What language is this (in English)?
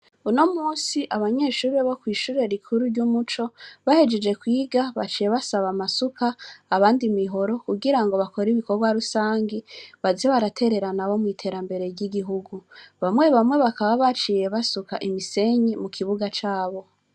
Rundi